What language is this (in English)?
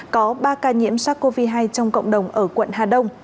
Vietnamese